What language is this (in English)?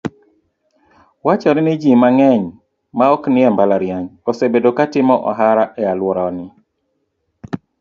Luo (Kenya and Tanzania)